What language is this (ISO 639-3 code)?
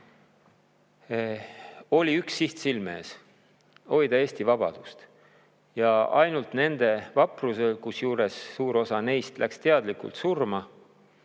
est